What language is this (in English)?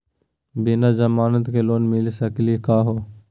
Magahi